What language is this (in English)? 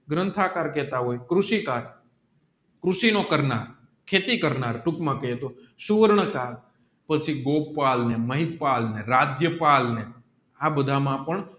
Gujarati